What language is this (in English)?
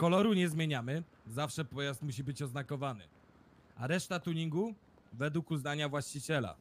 Polish